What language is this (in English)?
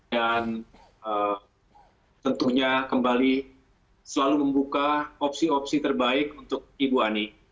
Indonesian